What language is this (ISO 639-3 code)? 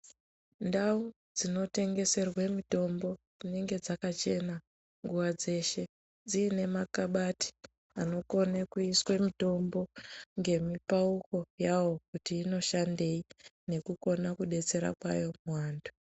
ndc